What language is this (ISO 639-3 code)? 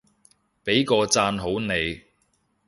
yue